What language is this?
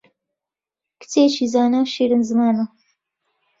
Central Kurdish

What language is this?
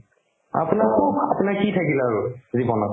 Assamese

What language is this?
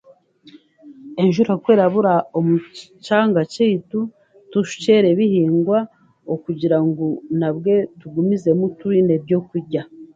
Chiga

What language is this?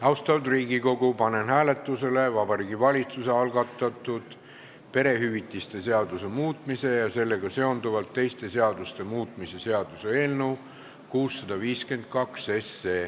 Estonian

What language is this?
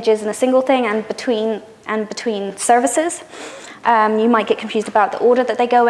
English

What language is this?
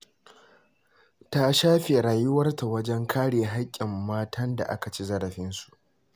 Hausa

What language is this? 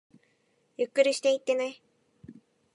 Japanese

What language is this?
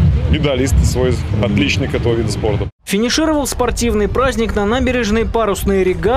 Russian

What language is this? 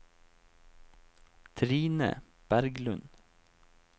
Norwegian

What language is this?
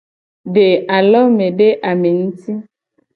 Gen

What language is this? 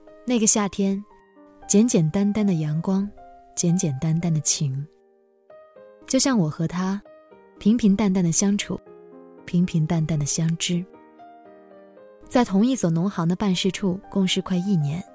Chinese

